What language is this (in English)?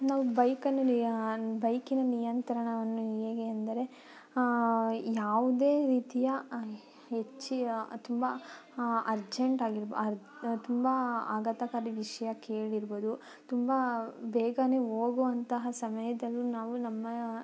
Kannada